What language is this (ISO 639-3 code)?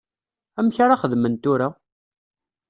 kab